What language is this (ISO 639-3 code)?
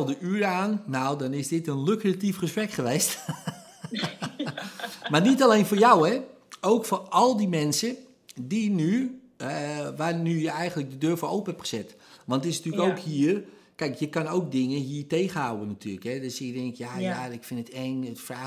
nld